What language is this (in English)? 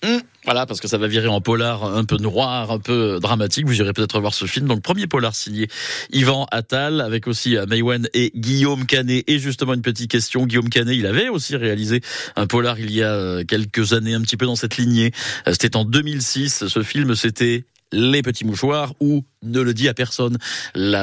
French